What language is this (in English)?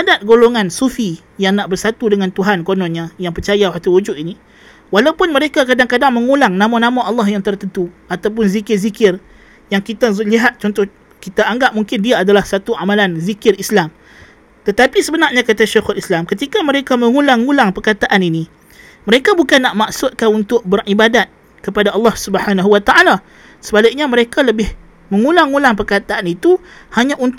Malay